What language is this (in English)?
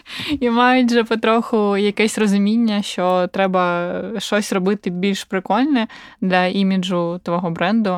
Ukrainian